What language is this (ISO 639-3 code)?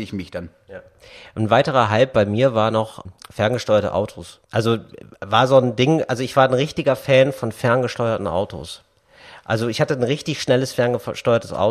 deu